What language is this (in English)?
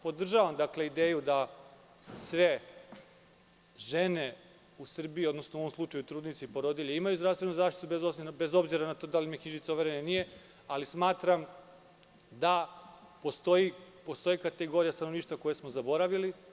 Serbian